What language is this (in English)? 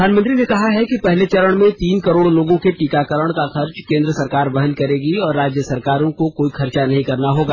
Hindi